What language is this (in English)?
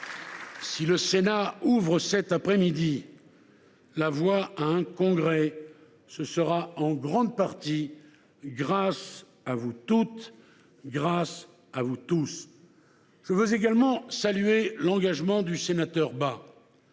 French